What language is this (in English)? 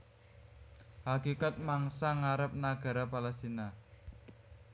Javanese